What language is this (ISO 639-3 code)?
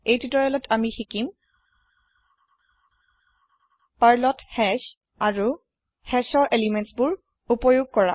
asm